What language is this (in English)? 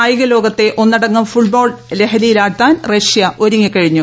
Malayalam